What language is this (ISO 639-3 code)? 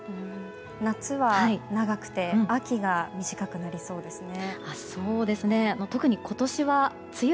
jpn